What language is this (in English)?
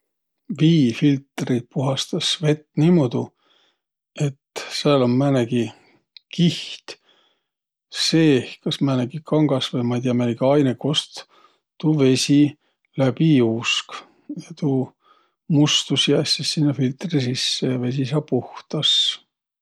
Võro